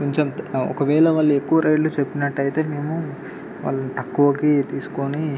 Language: Telugu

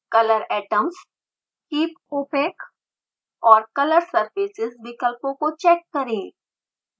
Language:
Hindi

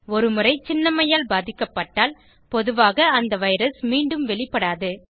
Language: Tamil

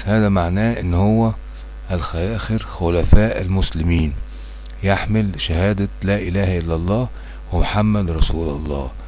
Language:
Arabic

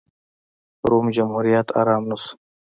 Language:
Pashto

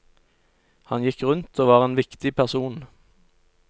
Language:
Norwegian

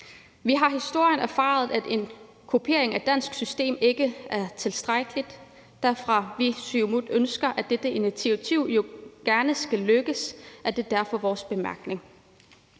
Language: Danish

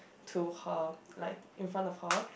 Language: English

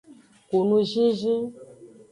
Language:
Aja (Benin)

